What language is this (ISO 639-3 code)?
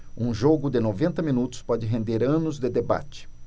por